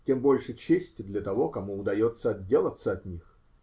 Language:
Russian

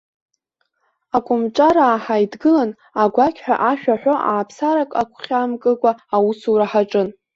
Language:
Abkhazian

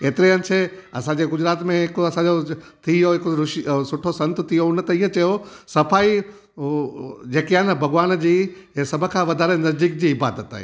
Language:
Sindhi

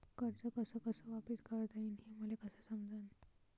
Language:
Marathi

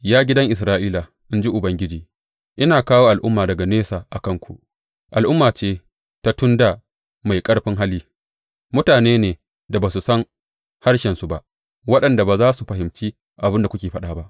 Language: Hausa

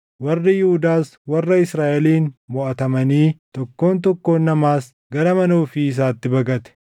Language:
Oromo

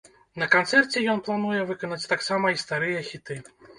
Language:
Belarusian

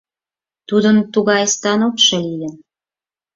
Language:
Mari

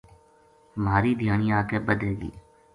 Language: Gujari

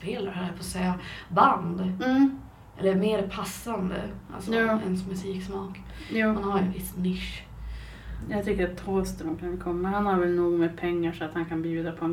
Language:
Swedish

